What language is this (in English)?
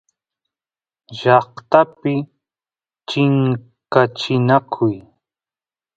Santiago del Estero Quichua